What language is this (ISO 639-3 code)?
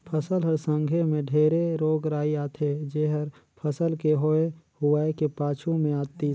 hne